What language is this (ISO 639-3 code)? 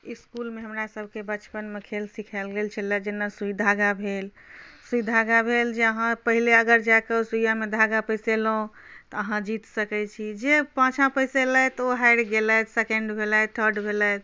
mai